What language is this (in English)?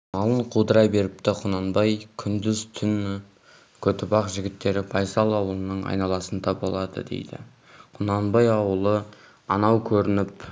Kazakh